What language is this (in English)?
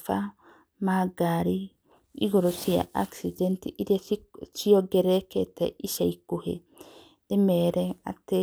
Kikuyu